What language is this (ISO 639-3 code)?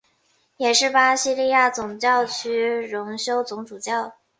zho